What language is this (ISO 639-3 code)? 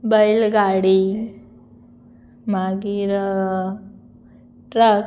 kok